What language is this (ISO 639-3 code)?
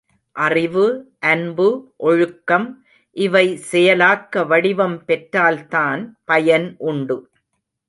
tam